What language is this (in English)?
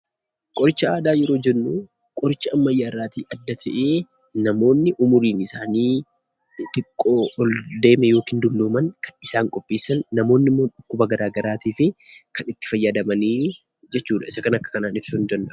Oromo